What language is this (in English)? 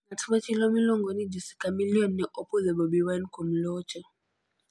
Luo (Kenya and Tanzania)